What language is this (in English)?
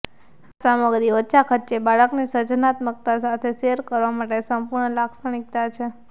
Gujarati